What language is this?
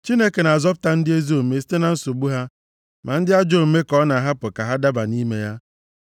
Igbo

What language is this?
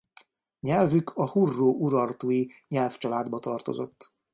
Hungarian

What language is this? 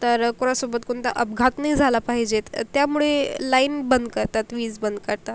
Marathi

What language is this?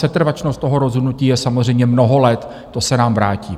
Czech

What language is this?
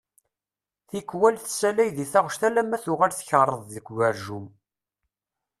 Kabyle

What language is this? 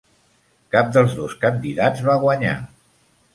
Catalan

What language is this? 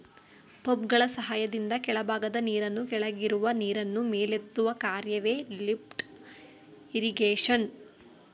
Kannada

